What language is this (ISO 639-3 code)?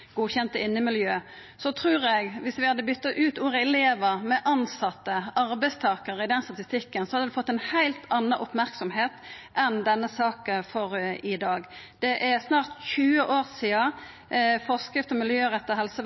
nno